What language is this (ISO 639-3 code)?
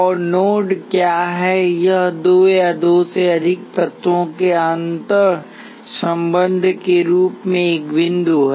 hin